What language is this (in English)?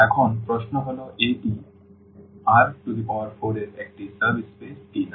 Bangla